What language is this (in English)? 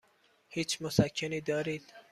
Persian